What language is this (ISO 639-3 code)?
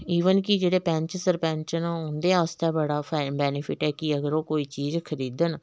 doi